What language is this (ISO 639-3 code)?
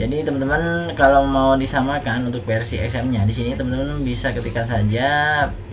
ind